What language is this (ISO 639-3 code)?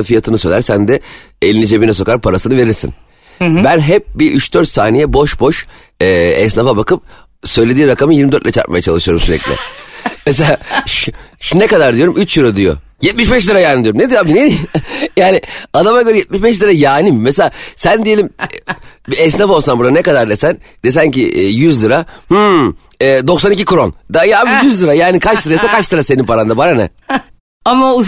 tur